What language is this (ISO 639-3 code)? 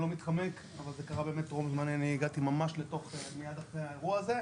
heb